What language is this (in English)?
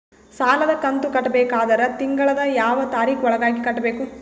Kannada